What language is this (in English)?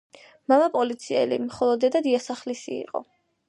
Georgian